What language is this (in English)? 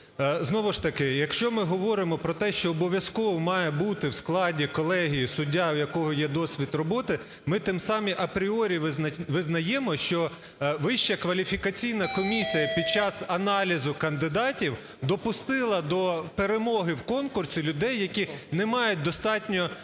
Ukrainian